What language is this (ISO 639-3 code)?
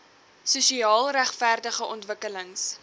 afr